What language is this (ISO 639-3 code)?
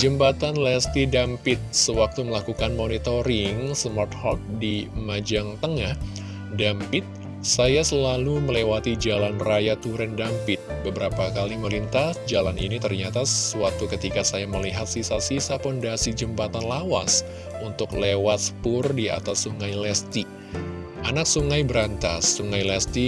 ind